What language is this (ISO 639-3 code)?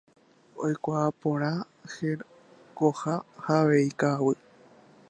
grn